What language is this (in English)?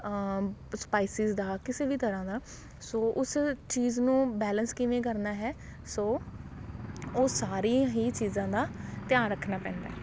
Punjabi